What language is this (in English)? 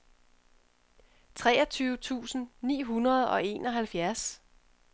Danish